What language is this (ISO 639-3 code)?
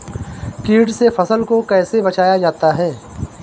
hin